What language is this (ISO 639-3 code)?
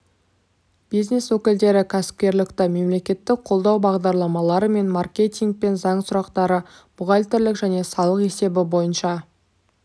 kaz